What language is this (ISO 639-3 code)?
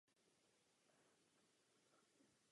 ces